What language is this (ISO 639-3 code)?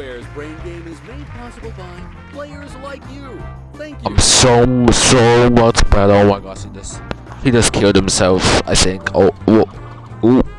eng